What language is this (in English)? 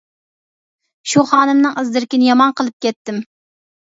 Uyghur